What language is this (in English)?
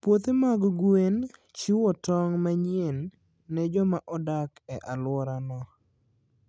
Luo (Kenya and Tanzania)